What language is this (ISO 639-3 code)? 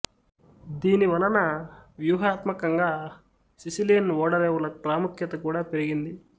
tel